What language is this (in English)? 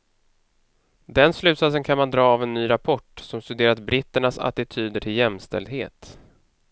Swedish